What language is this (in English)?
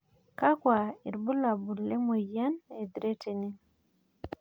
Masai